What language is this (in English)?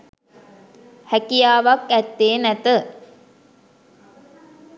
Sinhala